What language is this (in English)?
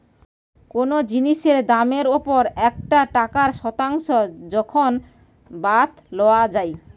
Bangla